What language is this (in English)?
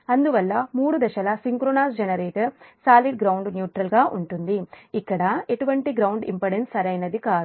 Telugu